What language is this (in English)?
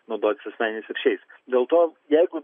Lithuanian